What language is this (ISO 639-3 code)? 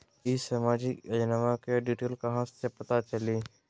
mag